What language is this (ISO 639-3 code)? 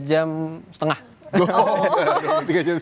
ind